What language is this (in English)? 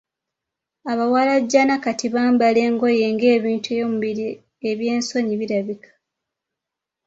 Ganda